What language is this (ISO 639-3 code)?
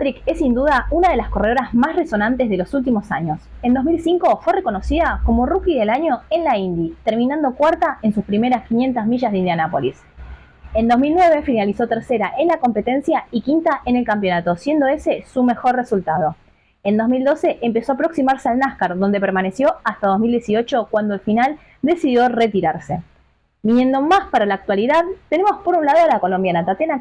spa